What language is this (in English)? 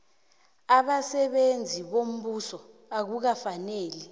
South Ndebele